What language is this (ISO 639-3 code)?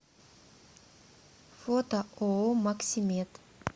rus